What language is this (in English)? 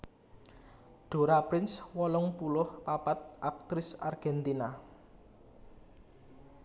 Javanese